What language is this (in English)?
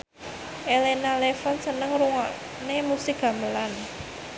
Javanese